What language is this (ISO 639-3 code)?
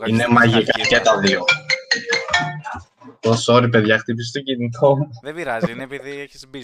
ell